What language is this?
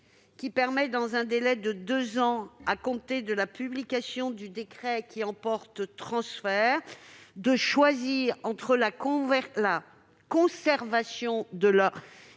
French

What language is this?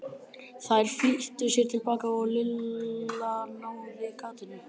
Icelandic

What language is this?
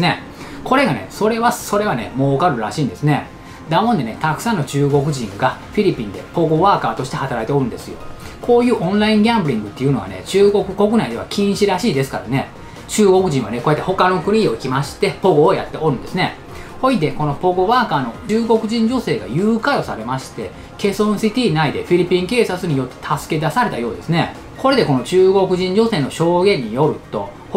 Japanese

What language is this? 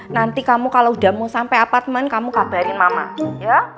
Indonesian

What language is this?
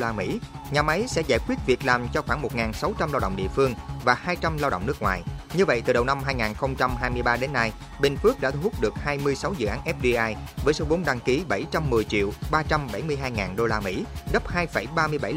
Vietnamese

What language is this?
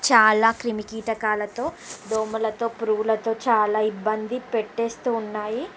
Telugu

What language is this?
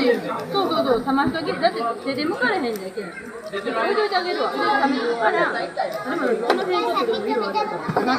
Japanese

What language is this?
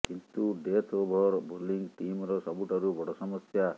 Odia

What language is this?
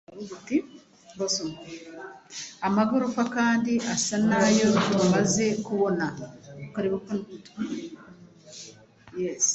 Kinyarwanda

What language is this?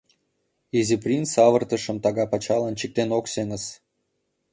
Mari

